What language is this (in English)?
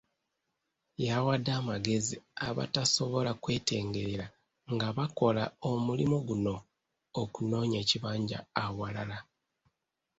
Ganda